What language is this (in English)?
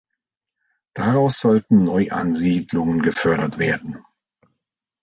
German